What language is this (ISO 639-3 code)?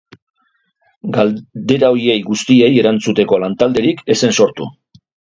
eus